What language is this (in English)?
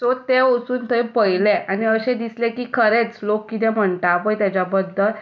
Konkani